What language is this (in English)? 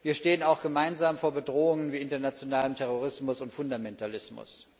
German